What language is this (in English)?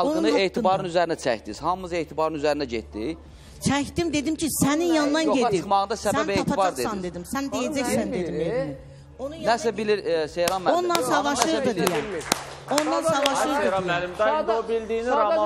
Turkish